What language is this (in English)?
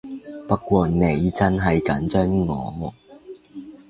Cantonese